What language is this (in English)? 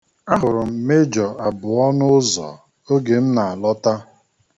Igbo